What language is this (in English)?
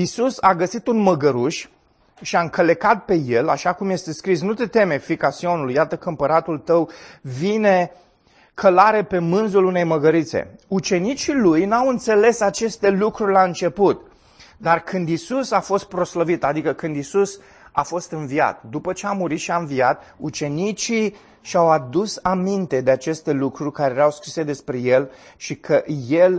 Romanian